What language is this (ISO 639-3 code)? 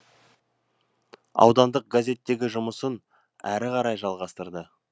kaz